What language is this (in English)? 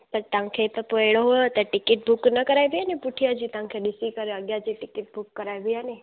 Sindhi